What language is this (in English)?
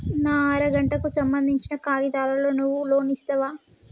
Telugu